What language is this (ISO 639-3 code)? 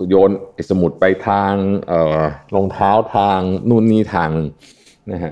tha